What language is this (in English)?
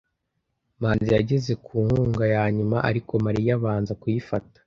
Kinyarwanda